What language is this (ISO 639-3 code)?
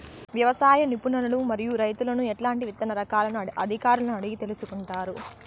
tel